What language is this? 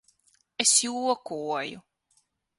Latvian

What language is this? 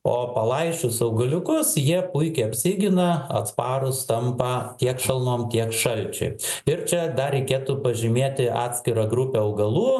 Lithuanian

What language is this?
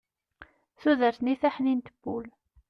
Kabyle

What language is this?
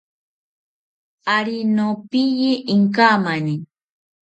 South Ucayali Ashéninka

